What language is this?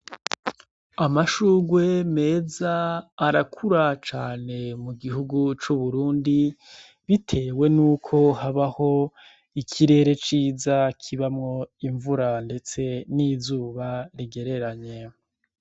Rundi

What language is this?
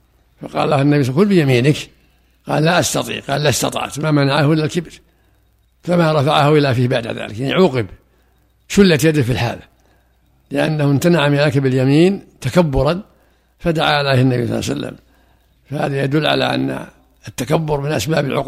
Arabic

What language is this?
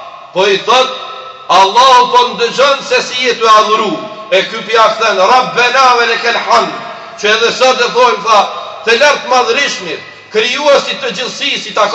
Romanian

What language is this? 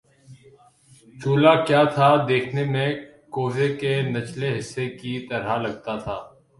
Urdu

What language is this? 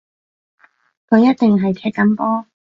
Cantonese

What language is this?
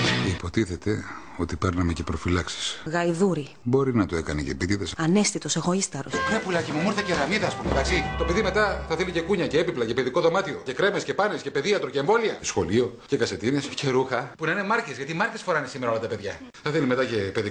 Greek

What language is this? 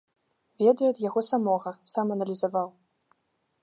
Belarusian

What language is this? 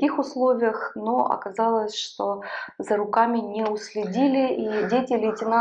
Russian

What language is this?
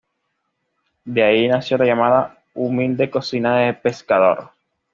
Spanish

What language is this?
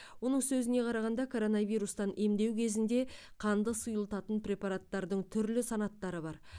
Kazakh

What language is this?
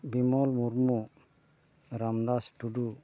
Santali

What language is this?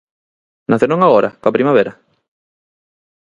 Galician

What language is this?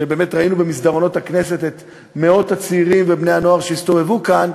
Hebrew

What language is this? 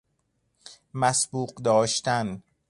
Persian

